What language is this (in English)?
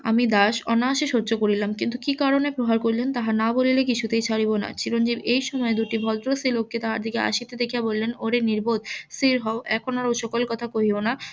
Bangla